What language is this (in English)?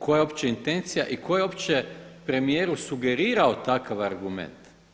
Croatian